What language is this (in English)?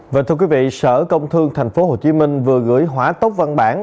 Vietnamese